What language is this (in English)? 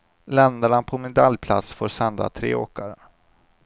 Swedish